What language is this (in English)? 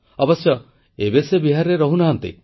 Odia